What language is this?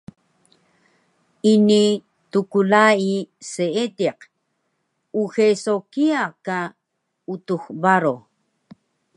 Taroko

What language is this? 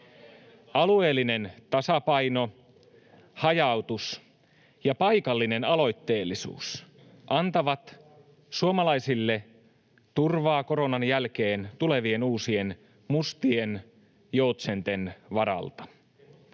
Finnish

